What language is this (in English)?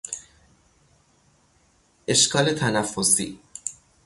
Persian